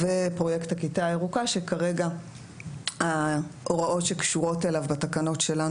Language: Hebrew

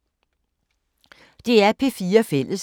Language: Danish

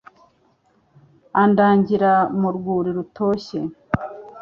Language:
Kinyarwanda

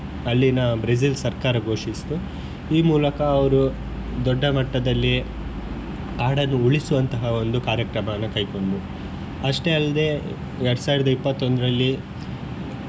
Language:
Kannada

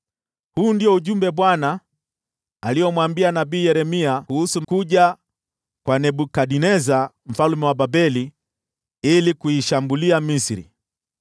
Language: Swahili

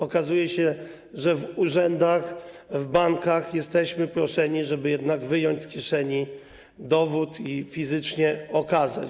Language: Polish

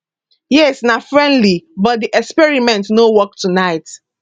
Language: Nigerian Pidgin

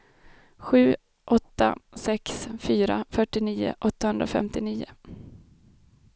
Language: Swedish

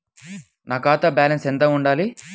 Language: Telugu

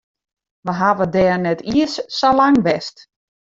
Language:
Western Frisian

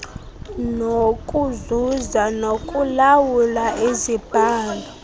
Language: Xhosa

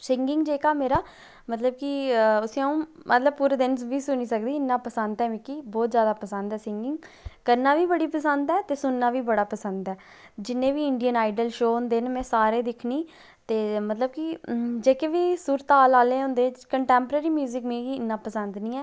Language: Dogri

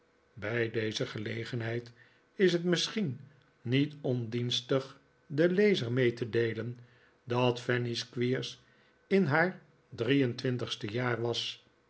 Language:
Dutch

